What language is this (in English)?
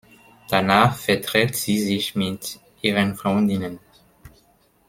German